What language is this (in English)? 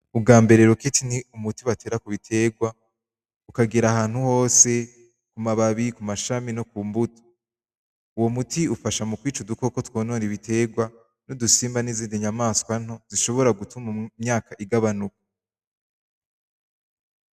Rundi